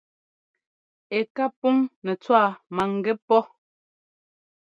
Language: Ngomba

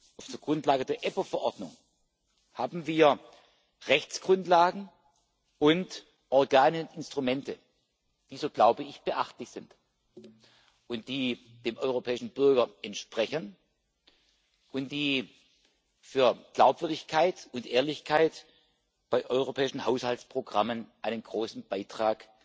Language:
German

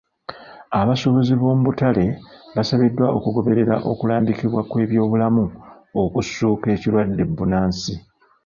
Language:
Ganda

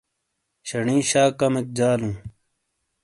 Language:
Shina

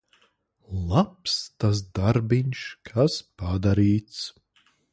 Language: Latvian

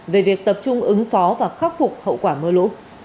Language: Vietnamese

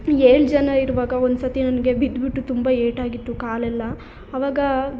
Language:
Kannada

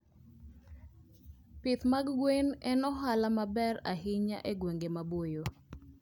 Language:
Luo (Kenya and Tanzania)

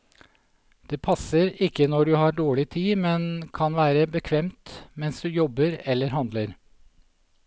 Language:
Norwegian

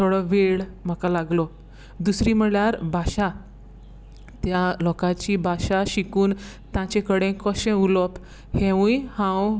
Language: Konkani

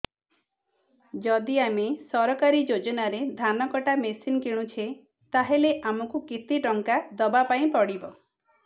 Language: Odia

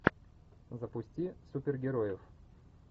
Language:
Russian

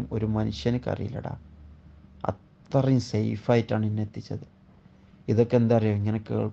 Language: Arabic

